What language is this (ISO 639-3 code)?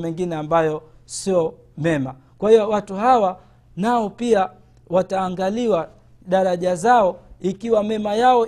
swa